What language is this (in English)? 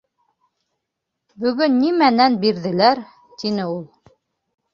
Bashkir